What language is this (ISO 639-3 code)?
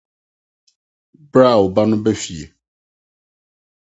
aka